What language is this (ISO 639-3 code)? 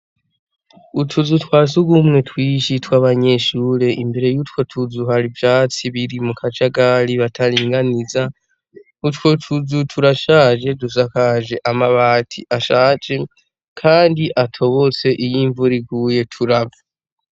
run